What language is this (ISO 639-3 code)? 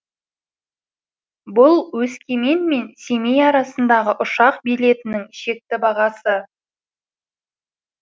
kaz